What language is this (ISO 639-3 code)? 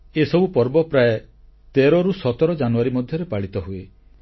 ori